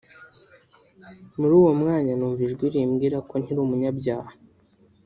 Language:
Kinyarwanda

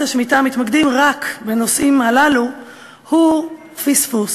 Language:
Hebrew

